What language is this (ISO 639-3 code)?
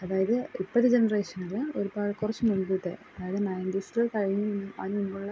mal